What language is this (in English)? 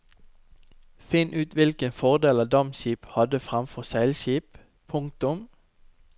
Norwegian